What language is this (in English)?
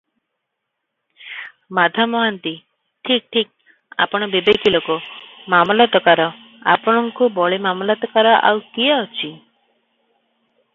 Odia